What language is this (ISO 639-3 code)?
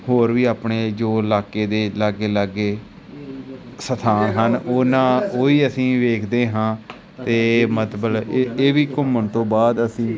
pan